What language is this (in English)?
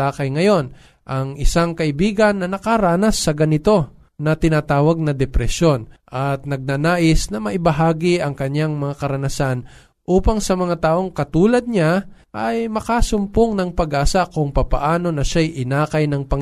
Filipino